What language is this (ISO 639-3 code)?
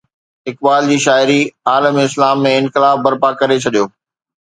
snd